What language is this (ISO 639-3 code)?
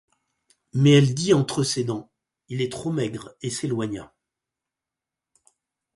fra